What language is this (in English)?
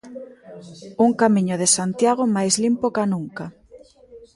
Galician